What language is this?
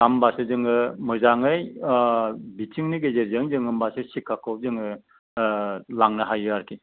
Bodo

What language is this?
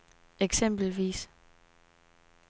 Danish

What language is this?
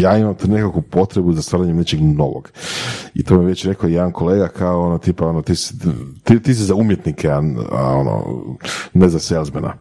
Croatian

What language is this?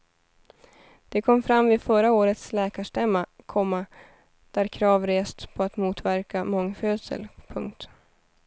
Swedish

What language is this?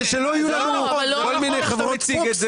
Hebrew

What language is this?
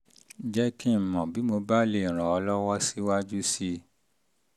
Yoruba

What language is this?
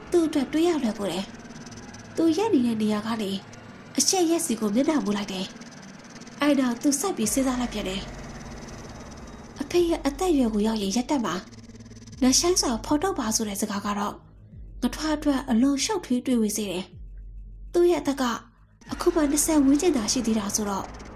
Thai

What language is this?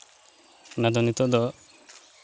Santali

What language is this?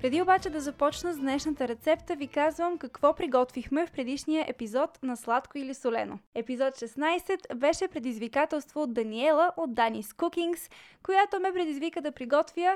Bulgarian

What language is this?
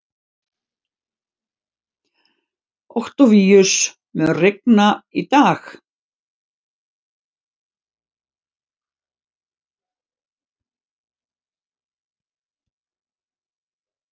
Icelandic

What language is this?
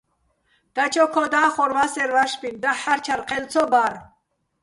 Bats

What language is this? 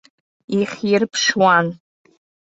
Abkhazian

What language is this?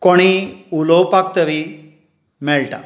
Konkani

